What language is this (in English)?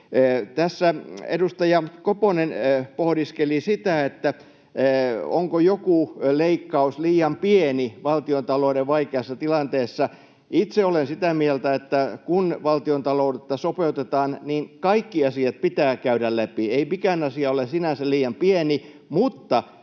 Finnish